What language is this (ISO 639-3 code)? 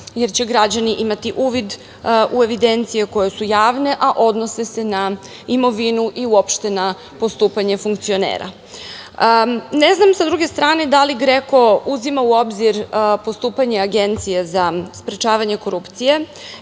srp